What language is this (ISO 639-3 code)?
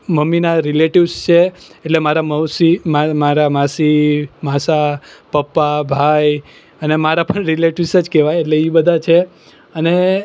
guj